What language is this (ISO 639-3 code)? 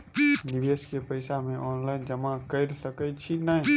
mai